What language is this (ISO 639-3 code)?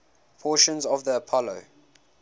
eng